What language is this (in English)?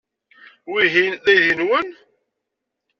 Kabyle